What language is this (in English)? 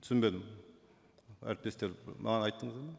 Kazakh